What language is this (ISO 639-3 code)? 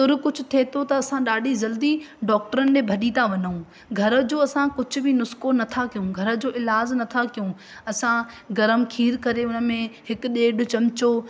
snd